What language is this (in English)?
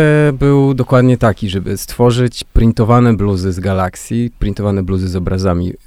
Polish